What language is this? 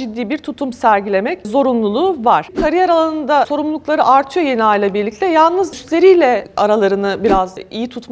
Turkish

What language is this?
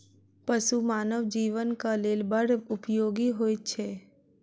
Maithili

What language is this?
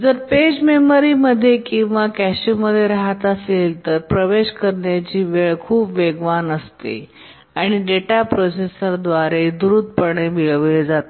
Marathi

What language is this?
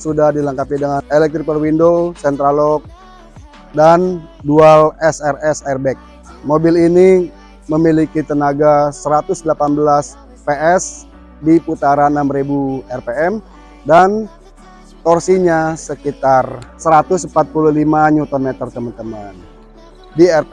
Indonesian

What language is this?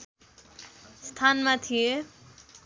Nepali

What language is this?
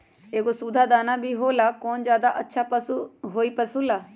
Magahi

